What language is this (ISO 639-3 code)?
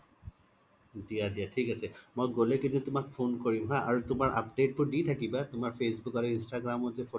asm